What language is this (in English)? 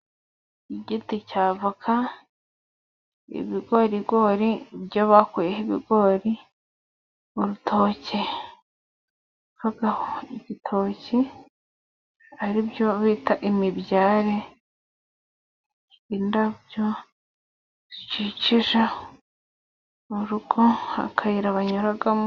Kinyarwanda